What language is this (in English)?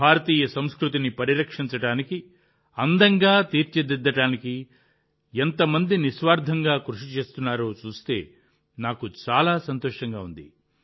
Telugu